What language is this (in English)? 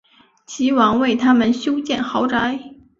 Chinese